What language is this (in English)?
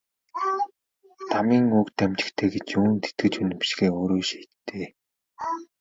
Mongolian